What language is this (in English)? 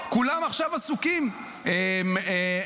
Hebrew